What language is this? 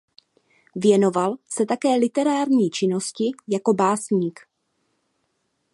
Czech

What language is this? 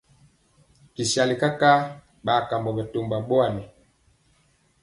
Mpiemo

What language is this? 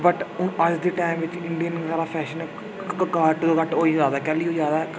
Dogri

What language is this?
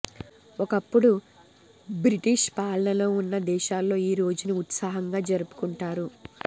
Telugu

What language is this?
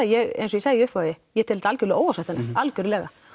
Icelandic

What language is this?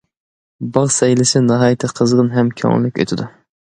Uyghur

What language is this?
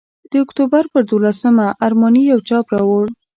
Pashto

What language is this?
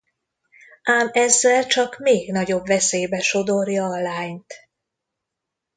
Hungarian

